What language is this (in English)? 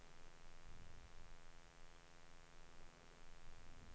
Danish